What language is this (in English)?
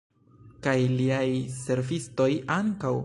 Esperanto